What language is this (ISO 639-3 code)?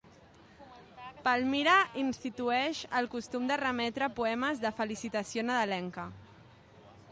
cat